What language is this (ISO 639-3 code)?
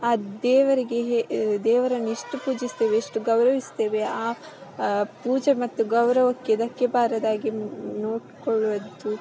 kan